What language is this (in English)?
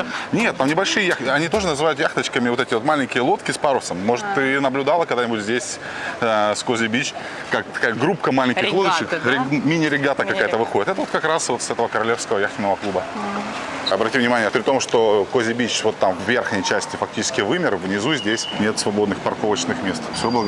Russian